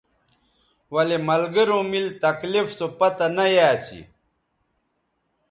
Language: Bateri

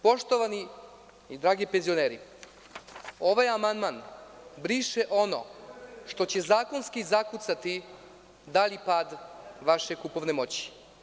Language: Serbian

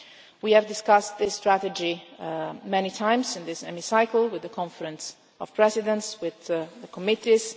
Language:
English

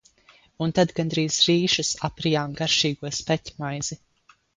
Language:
Latvian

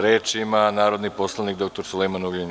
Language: Serbian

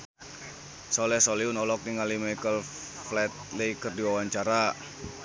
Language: Sundanese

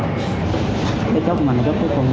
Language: Vietnamese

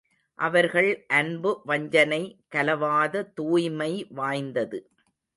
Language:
Tamil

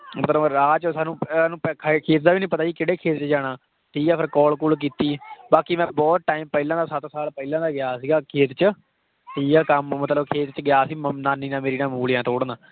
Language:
Punjabi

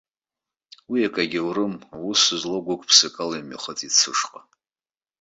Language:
Abkhazian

